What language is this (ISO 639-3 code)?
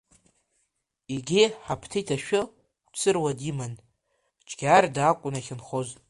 abk